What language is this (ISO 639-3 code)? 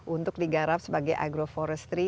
ind